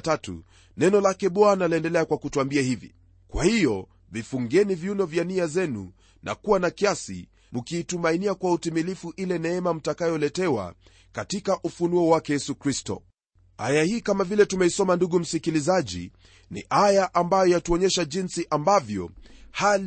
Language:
Swahili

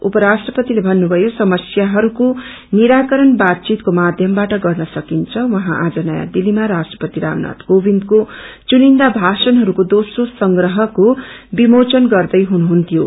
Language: Nepali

